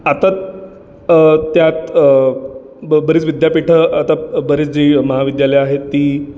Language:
Marathi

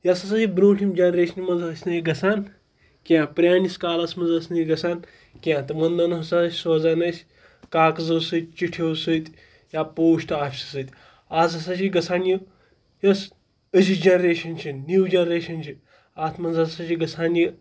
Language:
Kashmiri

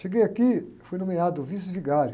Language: Portuguese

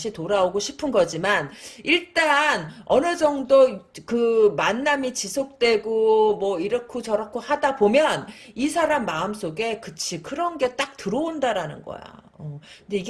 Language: Korean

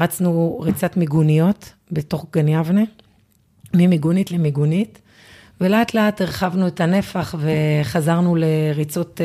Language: Hebrew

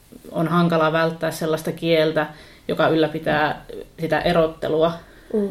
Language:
Finnish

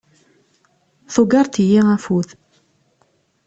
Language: Kabyle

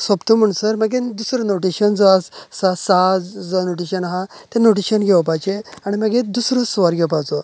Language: Konkani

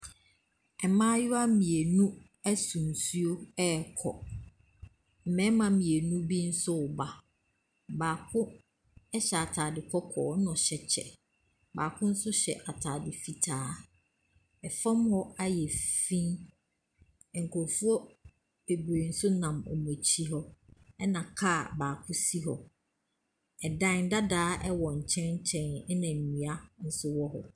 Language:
Akan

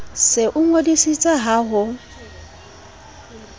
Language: Southern Sotho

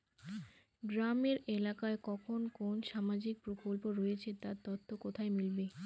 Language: Bangla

